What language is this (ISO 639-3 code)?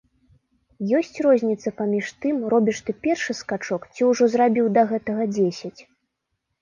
bel